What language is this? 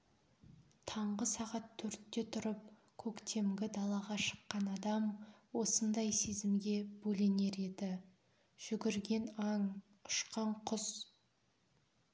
Kazakh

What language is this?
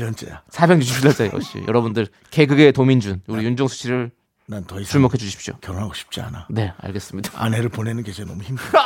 Korean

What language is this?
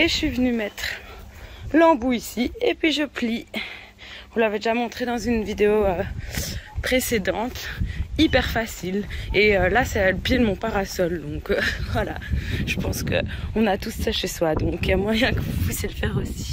French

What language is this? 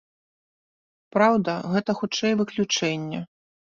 Belarusian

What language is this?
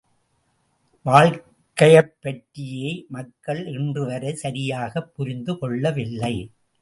Tamil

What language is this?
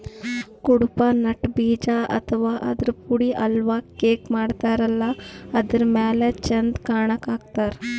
Kannada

